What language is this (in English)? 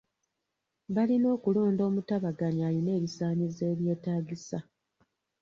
Ganda